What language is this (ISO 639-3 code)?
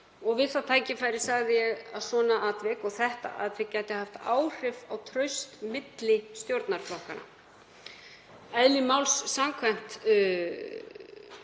isl